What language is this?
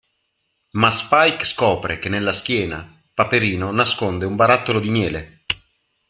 Italian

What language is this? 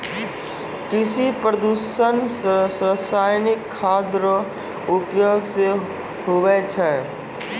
Maithili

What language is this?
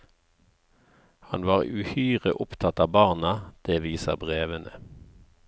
Norwegian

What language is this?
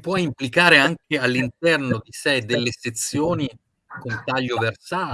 Italian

